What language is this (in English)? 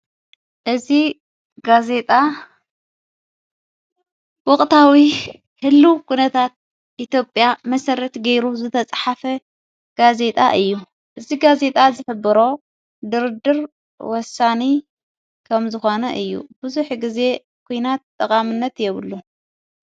Tigrinya